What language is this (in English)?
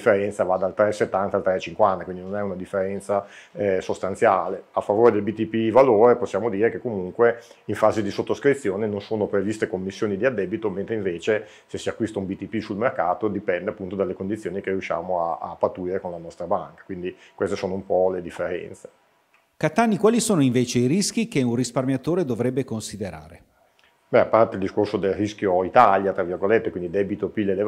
Italian